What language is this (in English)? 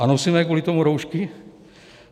Czech